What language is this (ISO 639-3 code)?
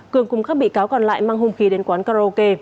vie